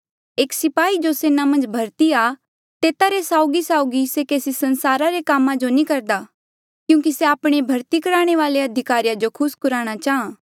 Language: Mandeali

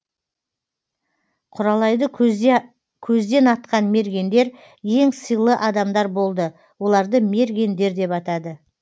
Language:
Kazakh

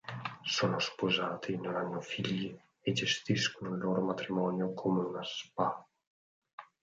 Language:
Italian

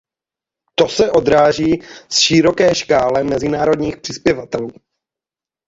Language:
Czech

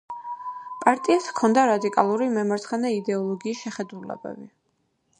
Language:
Georgian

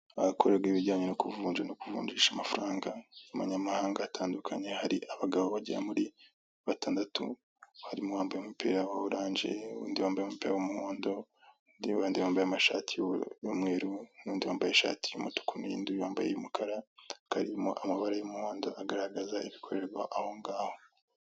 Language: Kinyarwanda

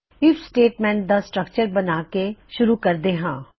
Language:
Punjabi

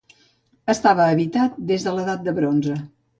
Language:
Catalan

